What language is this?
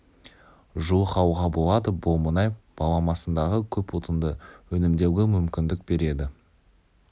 Kazakh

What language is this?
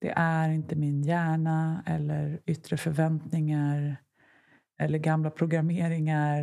Swedish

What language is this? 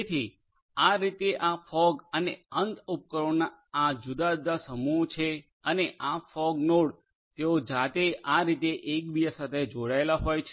Gujarati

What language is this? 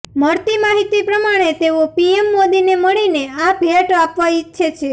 Gujarati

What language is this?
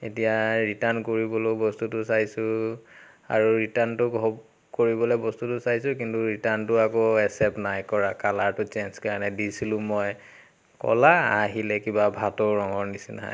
Assamese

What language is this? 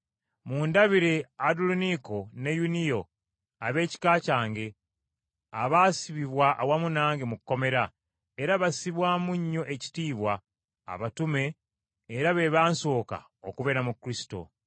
Ganda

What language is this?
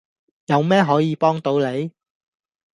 Cantonese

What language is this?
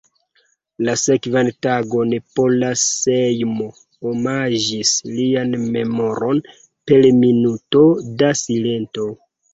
Esperanto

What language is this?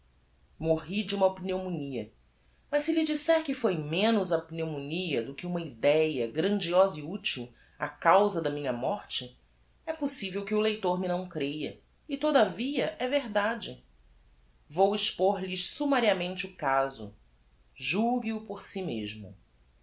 Portuguese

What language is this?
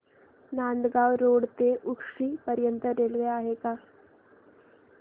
Marathi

